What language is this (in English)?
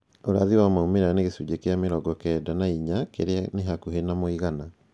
Kikuyu